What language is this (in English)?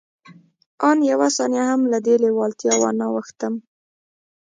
Pashto